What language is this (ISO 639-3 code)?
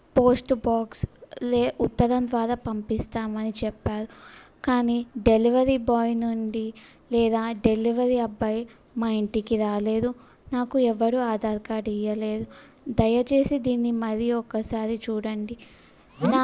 tel